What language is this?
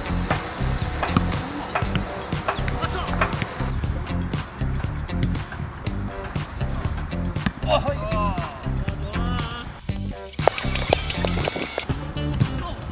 Korean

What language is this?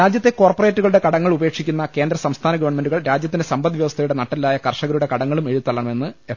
Malayalam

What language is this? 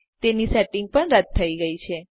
Gujarati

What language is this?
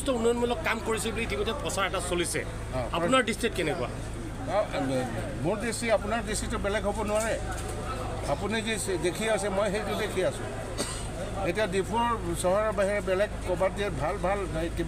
Indonesian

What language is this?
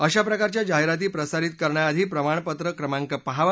Marathi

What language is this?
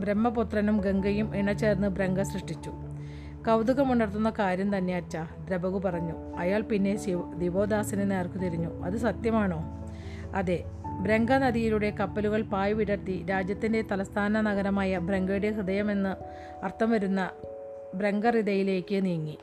Malayalam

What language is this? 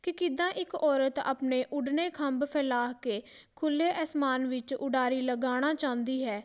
Punjabi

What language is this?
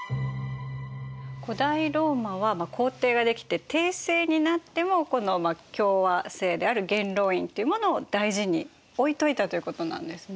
Japanese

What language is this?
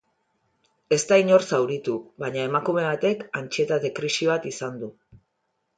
Basque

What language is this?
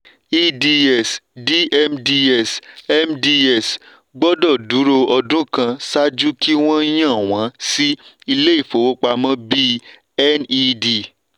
Yoruba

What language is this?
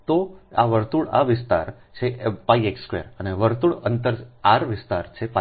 Gujarati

